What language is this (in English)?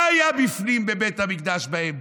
Hebrew